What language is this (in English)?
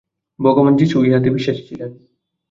Bangla